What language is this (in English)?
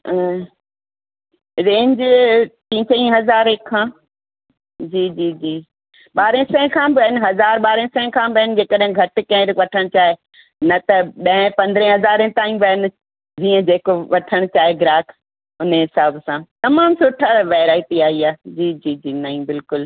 Sindhi